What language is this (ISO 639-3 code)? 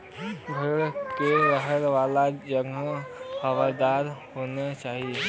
bho